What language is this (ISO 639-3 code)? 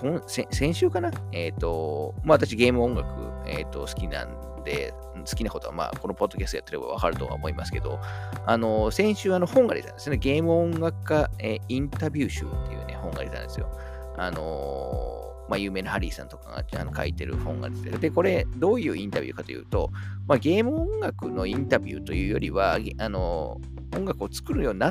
jpn